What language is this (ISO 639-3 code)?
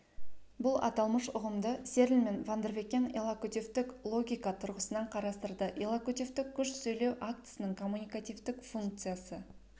kaz